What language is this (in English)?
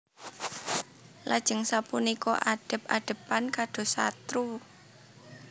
Javanese